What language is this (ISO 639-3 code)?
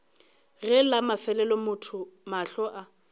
nso